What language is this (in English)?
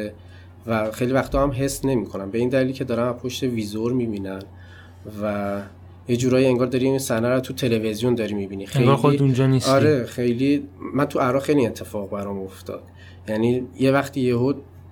Persian